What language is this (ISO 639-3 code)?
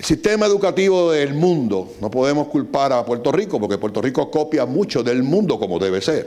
spa